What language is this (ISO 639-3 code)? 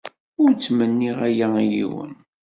kab